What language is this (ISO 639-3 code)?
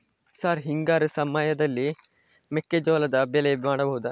kan